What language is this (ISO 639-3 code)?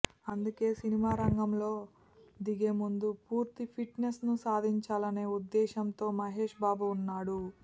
tel